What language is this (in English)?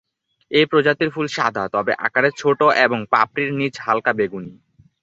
Bangla